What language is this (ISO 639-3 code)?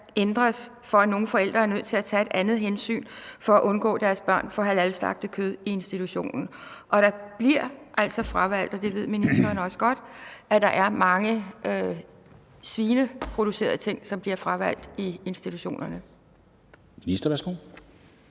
dan